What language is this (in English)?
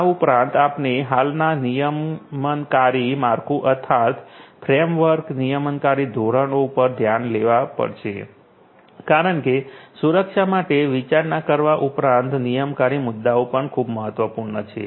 Gujarati